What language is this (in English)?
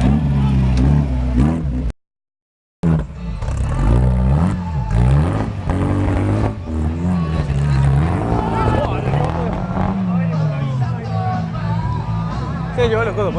Spanish